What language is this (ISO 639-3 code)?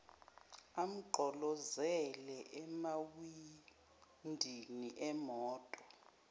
zul